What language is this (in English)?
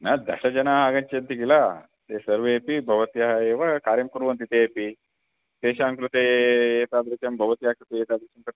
Sanskrit